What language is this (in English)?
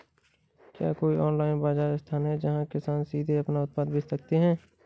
Hindi